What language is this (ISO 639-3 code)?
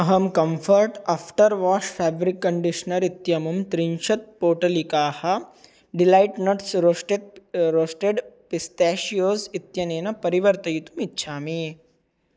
san